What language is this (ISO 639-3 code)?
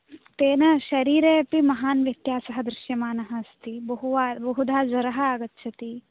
san